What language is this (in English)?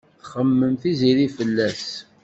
Kabyle